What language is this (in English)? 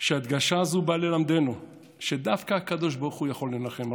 Hebrew